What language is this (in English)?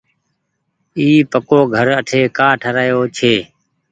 Goaria